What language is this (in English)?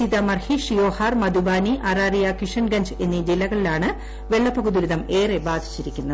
Malayalam